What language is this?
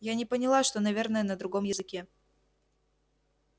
Russian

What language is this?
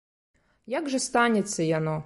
Belarusian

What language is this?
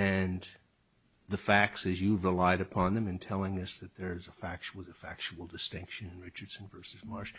English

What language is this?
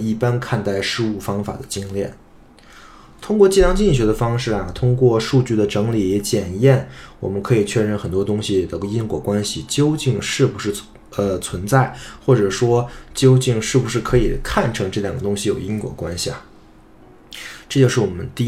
Chinese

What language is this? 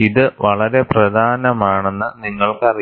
Malayalam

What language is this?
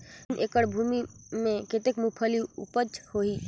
Chhattisgarhi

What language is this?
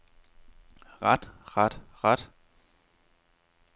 Danish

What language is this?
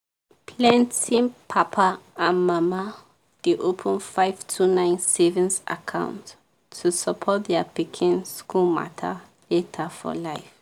Nigerian Pidgin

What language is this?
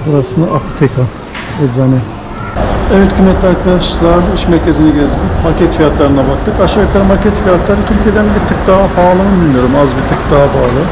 Turkish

